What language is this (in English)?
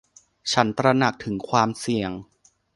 Thai